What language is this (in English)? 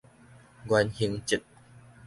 Min Nan Chinese